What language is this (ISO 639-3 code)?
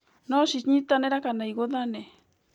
kik